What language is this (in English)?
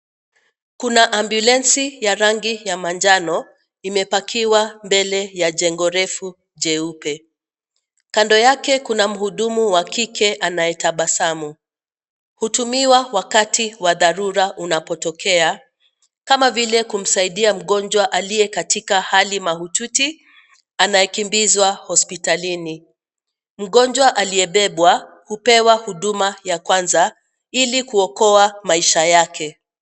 Swahili